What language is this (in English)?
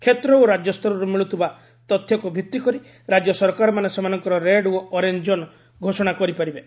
Odia